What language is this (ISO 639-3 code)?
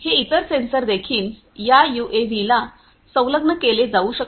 mar